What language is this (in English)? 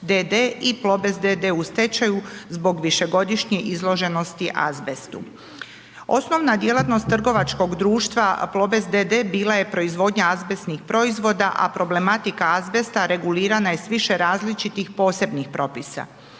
Croatian